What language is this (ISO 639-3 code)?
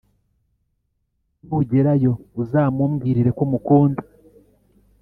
kin